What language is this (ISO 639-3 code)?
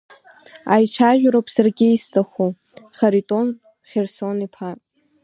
abk